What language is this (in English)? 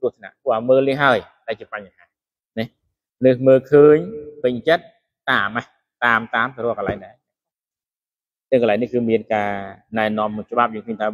Thai